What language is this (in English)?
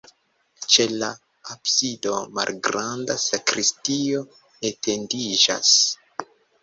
Esperanto